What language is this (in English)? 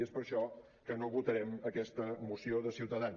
Catalan